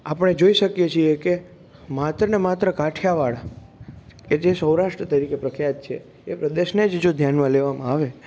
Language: Gujarati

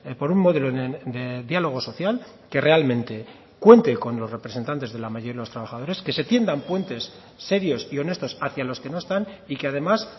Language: Spanish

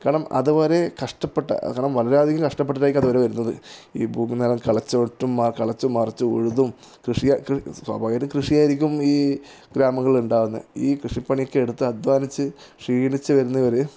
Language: Malayalam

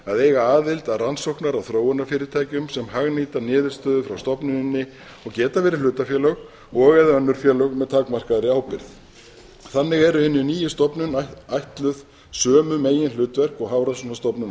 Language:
Icelandic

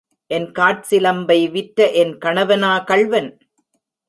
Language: Tamil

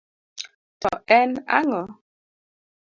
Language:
Luo (Kenya and Tanzania)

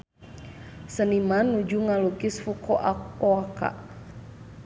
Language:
Sundanese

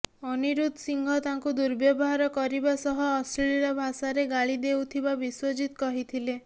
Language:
Odia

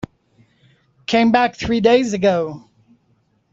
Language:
English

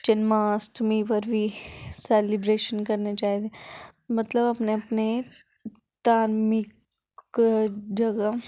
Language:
Dogri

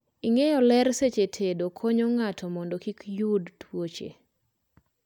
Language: Luo (Kenya and Tanzania)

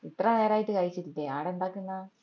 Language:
Malayalam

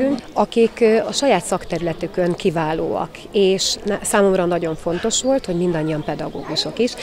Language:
Hungarian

